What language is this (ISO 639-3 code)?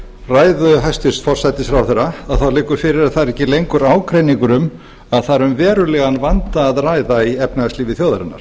isl